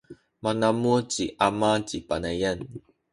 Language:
Sakizaya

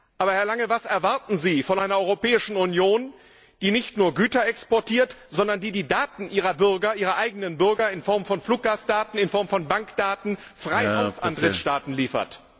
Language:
German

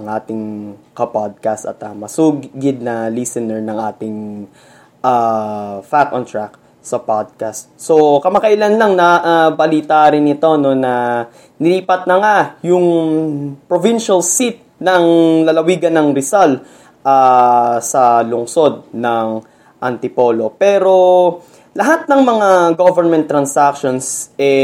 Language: Filipino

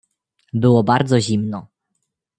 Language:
Polish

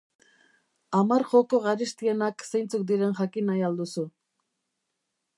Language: Basque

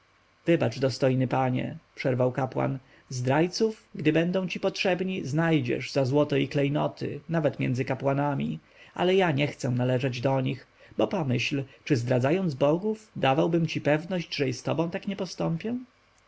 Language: Polish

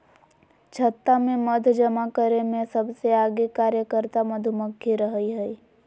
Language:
Magahi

